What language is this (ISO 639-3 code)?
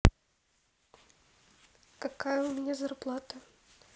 rus